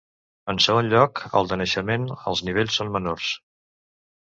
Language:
Catalan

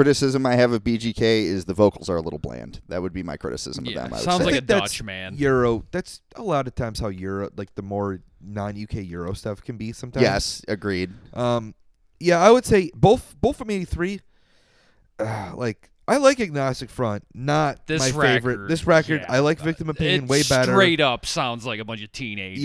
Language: English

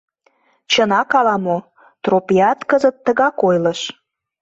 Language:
Mari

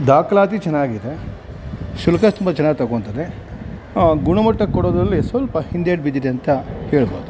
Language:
Kannada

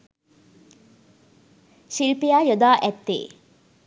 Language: Sinhala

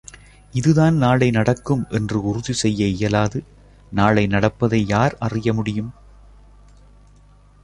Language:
Tamil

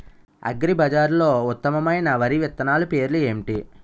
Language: Telugu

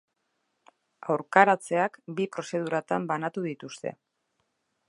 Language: Basque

